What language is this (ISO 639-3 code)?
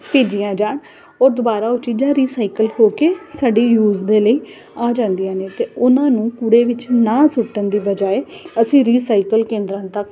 pan